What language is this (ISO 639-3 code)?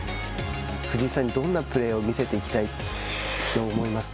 jpn